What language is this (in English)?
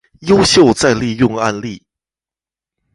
Chinese